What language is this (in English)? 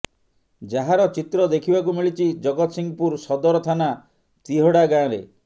Odia